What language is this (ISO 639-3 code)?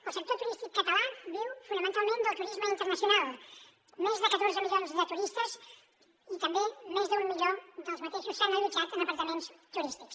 cat